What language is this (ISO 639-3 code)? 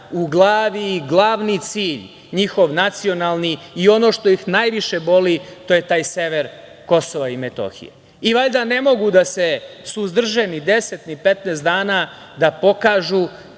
srp